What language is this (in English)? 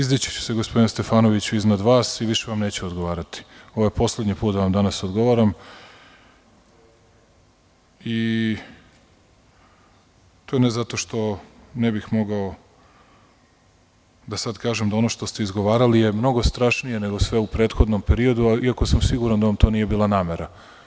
Serbian